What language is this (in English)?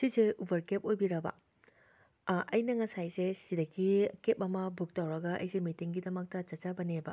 Manipuri